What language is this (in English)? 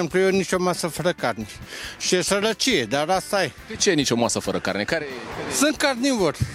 Romanian